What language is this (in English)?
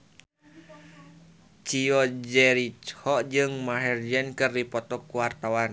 Sundanese